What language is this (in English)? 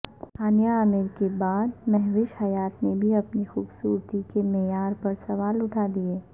Urdu